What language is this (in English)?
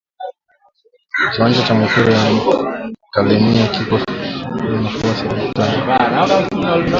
Swahili